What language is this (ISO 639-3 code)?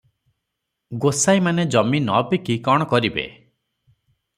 ori